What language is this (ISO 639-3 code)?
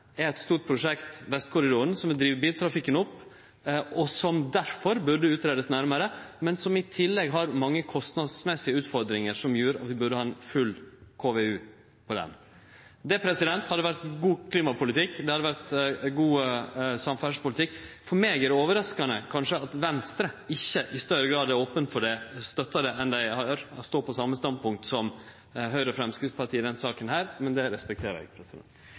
nno